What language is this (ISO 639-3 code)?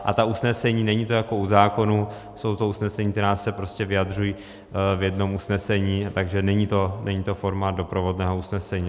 ces